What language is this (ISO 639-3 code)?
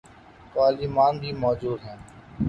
urd